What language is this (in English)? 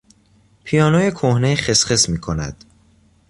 Persian